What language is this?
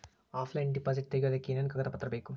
Kannada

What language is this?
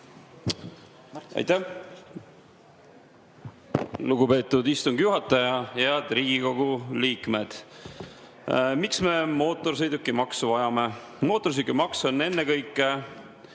Estonian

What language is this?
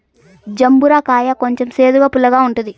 Telugu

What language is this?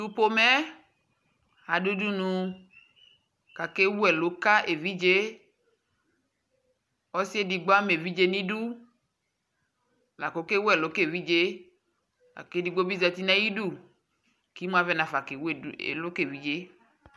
Ikposo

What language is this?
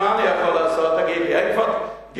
Hebrew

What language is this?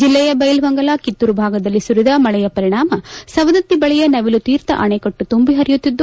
Kannada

